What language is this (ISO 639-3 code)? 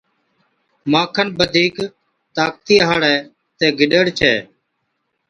odk